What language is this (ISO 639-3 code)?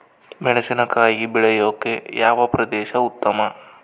kan